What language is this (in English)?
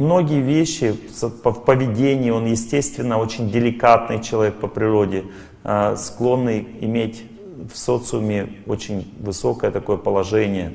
Russian